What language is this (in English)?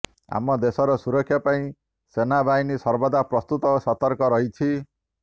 Odia